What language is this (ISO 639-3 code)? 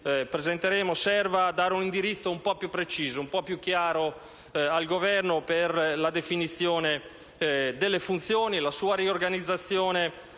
ita